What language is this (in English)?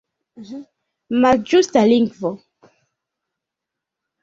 Esperanto